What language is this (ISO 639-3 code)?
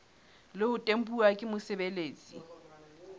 sot